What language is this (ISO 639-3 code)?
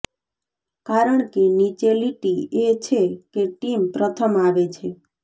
guj